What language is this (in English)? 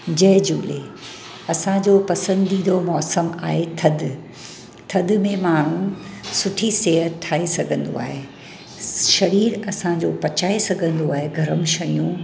Sindhi